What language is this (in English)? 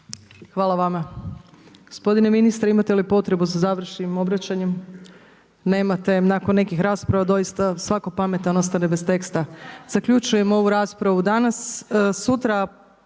Croatian